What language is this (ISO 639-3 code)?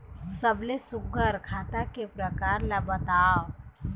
hne